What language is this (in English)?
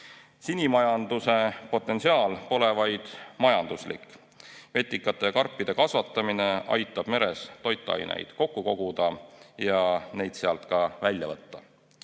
Estonian